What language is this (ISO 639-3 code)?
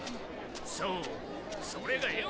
jpn